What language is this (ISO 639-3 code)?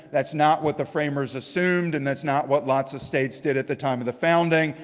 eng